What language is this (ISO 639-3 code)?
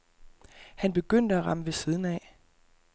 dan